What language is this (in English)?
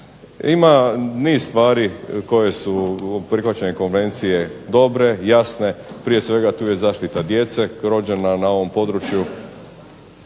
Croatian